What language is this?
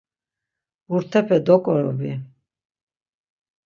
Laz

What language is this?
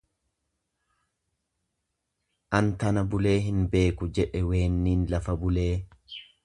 Oromo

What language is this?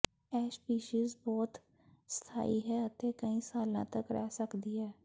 Punjabi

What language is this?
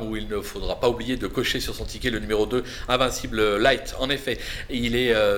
French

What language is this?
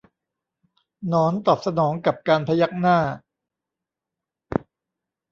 Thai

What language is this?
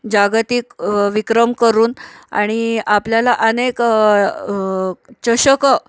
Marathi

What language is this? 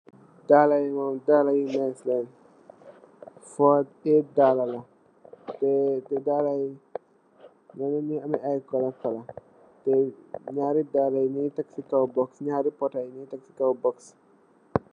Wolof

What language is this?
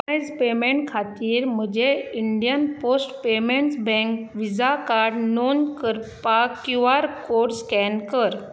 Konkani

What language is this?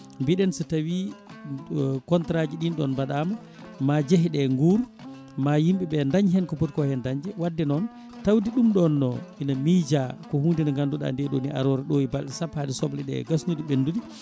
Fula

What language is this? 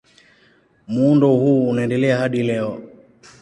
Swahili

